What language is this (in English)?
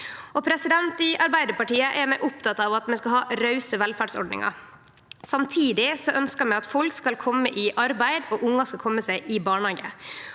Norwegian